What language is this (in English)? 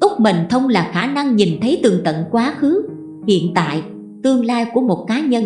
Vietnamese